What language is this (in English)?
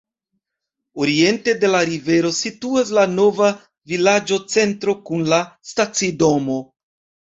Esperanto